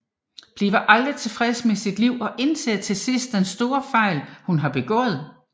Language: Danish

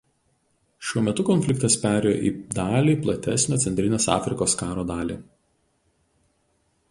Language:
Lithuanian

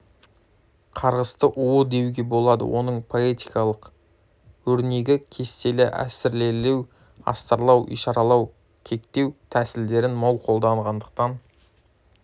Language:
Kazakh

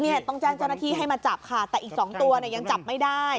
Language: Thai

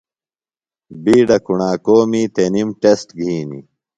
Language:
Phalura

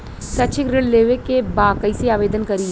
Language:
Bhojpuri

